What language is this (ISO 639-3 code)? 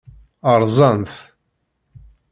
kab